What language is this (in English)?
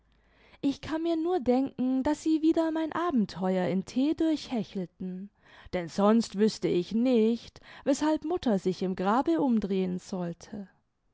German